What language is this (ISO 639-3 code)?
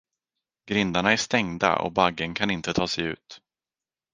swe